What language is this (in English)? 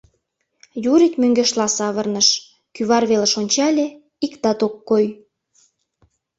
Mari